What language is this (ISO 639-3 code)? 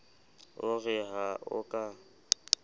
sot